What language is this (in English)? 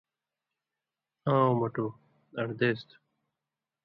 Indus Kohistani